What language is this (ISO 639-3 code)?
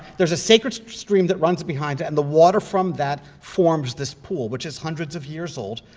eng